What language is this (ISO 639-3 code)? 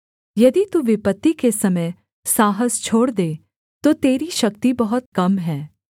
hin